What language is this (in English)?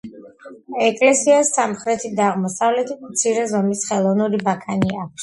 Georgian